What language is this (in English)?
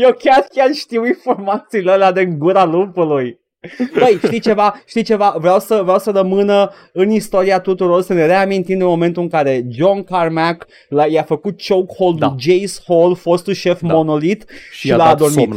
Romanian